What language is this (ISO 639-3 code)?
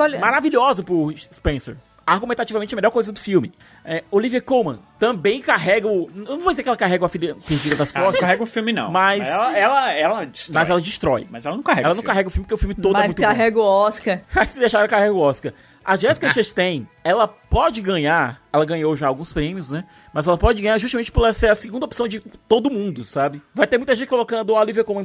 por